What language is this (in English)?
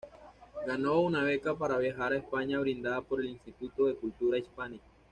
Spanish